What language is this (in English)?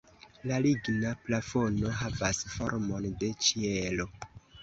Esperanto